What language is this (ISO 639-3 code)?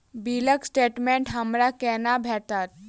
mai